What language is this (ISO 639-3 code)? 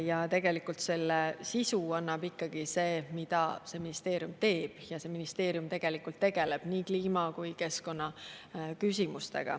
est